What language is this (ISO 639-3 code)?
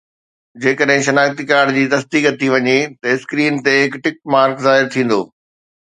snd